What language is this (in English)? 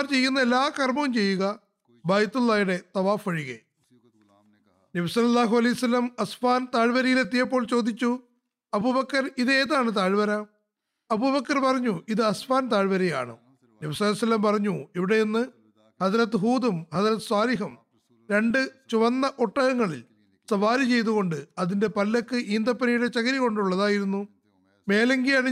Malayalam